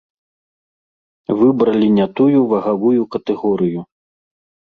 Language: Belarusian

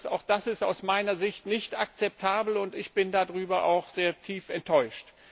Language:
German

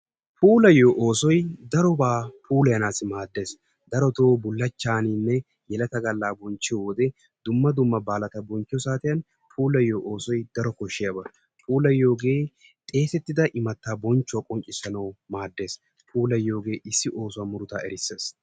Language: Wolaytta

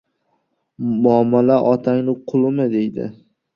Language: Uzbek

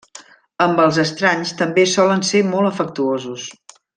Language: Catalan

